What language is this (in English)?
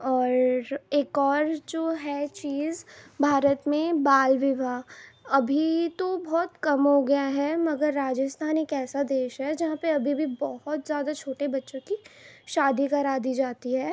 Urdu